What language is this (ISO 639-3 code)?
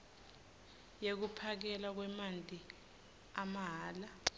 ssw